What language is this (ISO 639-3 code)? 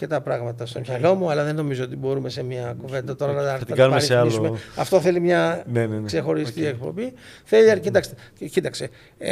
ell